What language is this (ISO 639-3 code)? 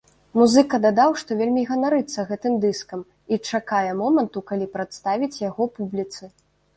bel